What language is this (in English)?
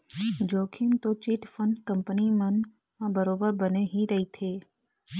Chhattisgarhi